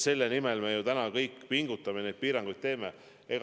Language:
Estonian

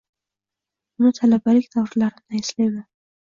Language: Uzbek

